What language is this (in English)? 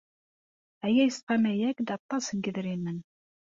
Kabyle